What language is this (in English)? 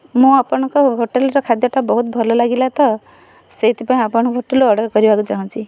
Odia